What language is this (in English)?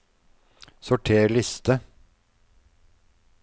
Norwegian